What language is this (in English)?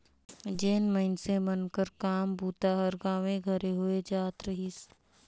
Chhattisgarhi